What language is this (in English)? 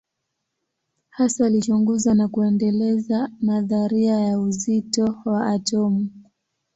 Swahili